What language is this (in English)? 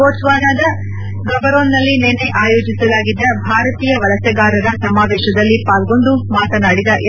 Kannada